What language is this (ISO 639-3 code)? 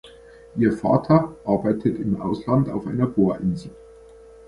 deu